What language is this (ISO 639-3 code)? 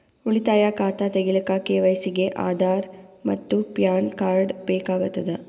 kan